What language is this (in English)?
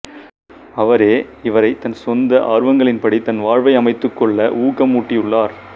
Tamil